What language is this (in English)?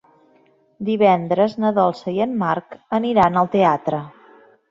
Catalan